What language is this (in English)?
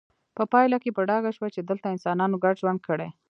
Pashto